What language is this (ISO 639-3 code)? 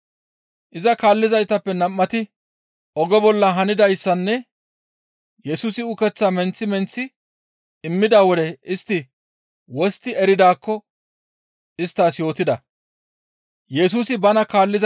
gmv